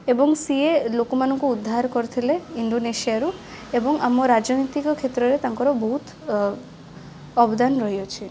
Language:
Odia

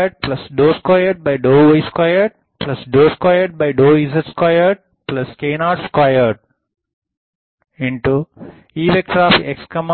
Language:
Tamil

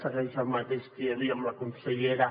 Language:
Catalan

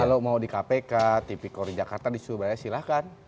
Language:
Indonesian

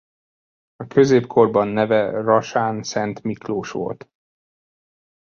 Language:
Hungarian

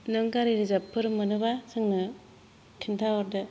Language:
Bodo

